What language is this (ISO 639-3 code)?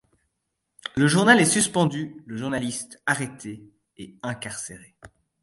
fra